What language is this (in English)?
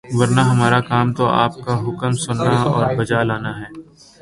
Urdu